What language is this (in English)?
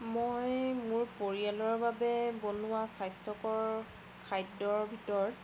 Assamese